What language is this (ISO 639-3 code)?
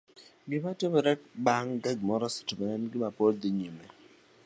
luo